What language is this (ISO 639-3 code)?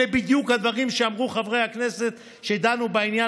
heb